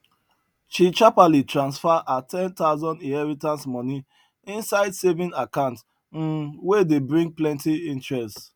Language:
Nigerian Pidgin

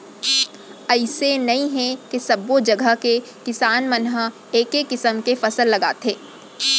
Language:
Chhattisgarhi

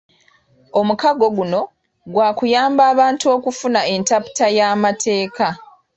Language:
Ganda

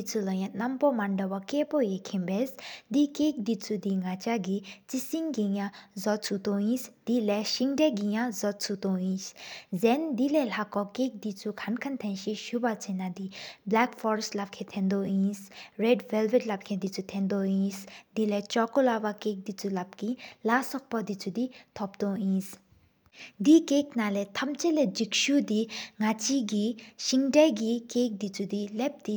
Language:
Sikkimese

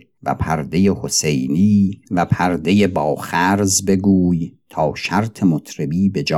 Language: Persian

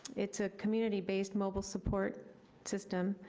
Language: English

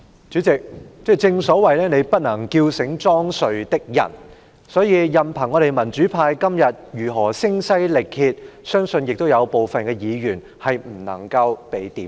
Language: Cantonese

